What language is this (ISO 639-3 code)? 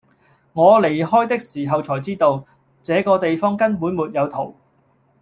yue